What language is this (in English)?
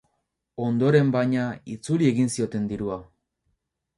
Basque